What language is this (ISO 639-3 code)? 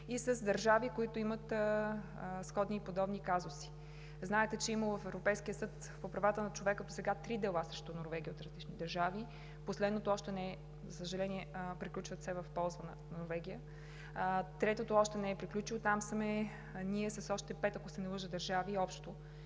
bul